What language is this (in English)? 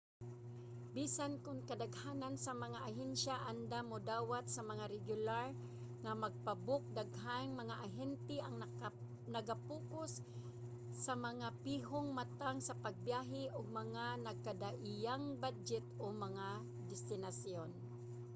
Cebuano